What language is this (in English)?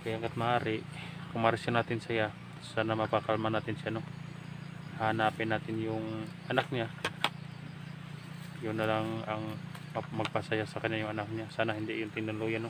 Filipino